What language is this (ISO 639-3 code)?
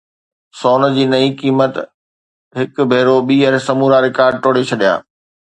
snd